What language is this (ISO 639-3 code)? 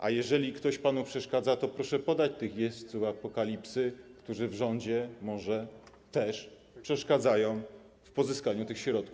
pol